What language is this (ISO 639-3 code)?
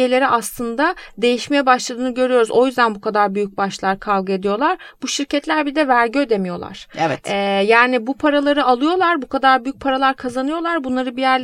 tur